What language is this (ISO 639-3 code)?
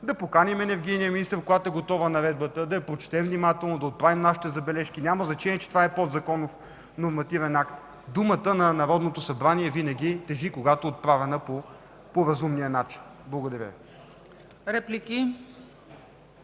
bul